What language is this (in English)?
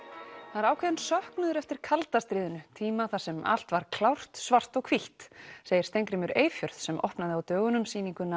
Icelandic